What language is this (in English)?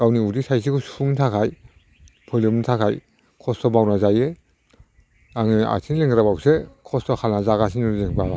Bodo